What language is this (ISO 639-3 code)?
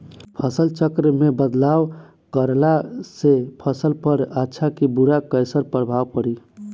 bho